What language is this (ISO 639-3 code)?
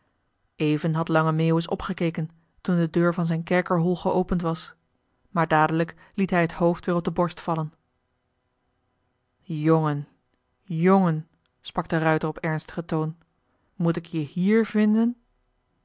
nld